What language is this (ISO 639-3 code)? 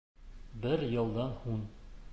bak